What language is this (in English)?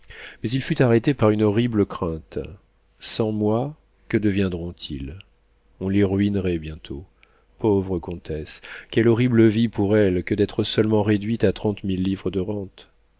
French